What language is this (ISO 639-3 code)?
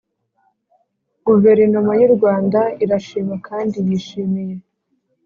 kin